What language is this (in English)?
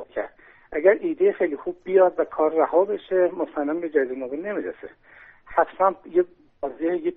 Persian